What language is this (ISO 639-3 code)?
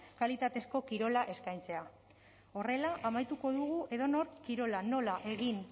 eus